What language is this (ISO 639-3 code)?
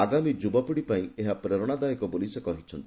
ori